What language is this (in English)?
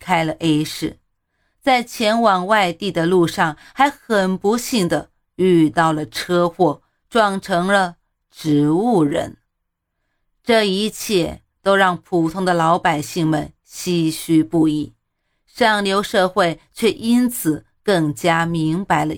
Chinese